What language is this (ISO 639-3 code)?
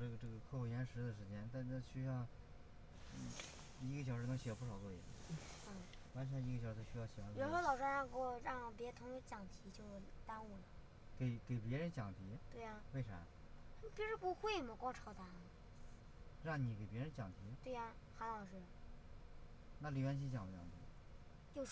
zho